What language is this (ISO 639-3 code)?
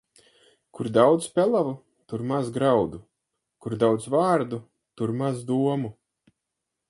lav